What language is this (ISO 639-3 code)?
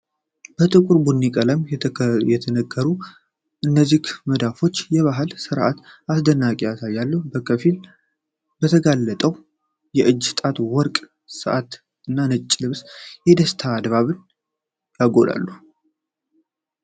amh